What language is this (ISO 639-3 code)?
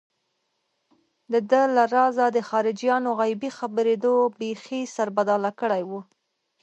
pus